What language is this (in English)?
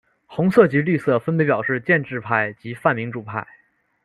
Chinese